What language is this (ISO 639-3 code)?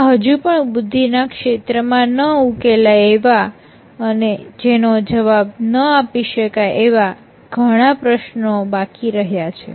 guj